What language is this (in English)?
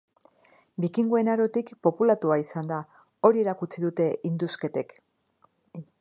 Basque